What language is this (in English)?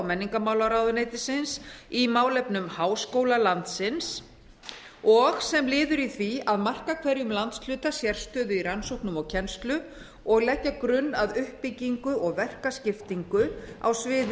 Icelandic